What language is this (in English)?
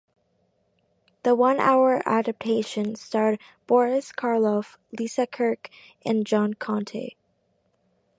English